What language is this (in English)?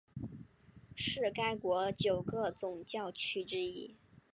Chinese